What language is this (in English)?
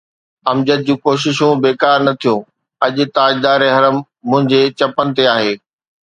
Sindhi